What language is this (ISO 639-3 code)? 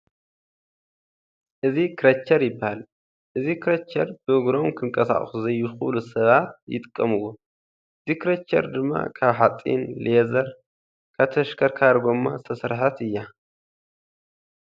tir